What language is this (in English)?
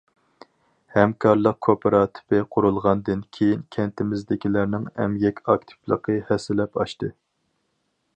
Uyghur